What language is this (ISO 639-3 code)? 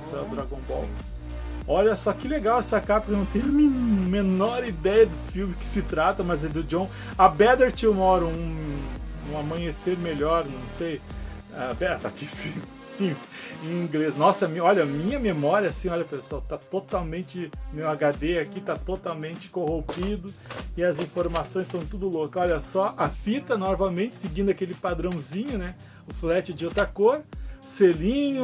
por